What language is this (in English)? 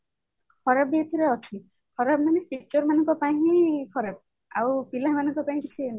Odia